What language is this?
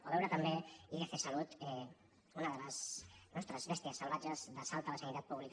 Catalan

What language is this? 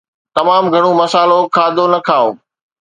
Sindhi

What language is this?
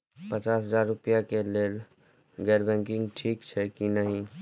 Maithili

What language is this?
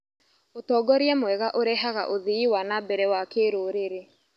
Kikuyu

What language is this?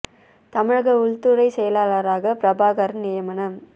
Tamil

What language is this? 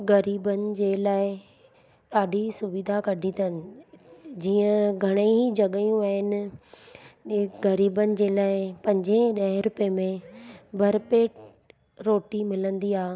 Sindhi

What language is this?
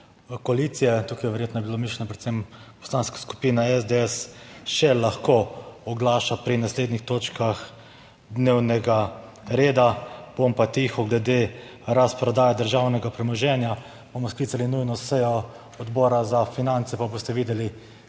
Slovenian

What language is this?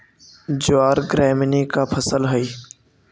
Magahi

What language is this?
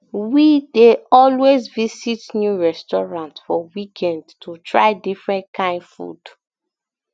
Nigerian Pidgin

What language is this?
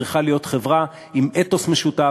Hebrew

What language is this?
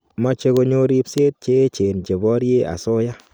Kalenjin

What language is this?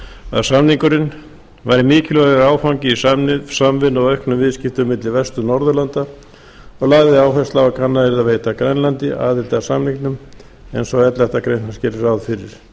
Icelandic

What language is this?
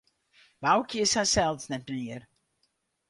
Western Frisian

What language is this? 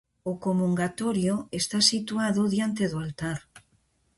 Galician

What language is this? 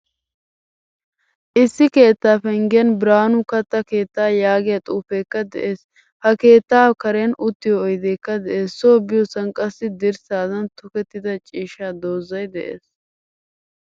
Wolaytta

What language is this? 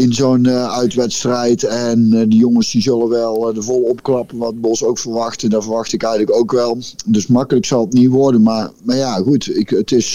Dutch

